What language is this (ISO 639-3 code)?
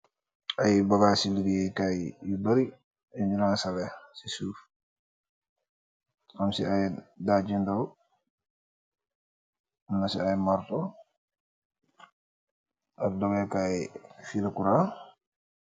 wol